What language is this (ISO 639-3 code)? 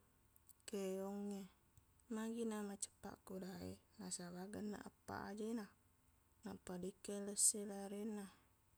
bug